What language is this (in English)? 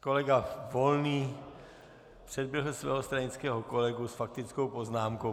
Czech